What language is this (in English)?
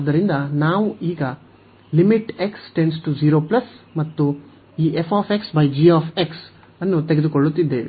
Kannada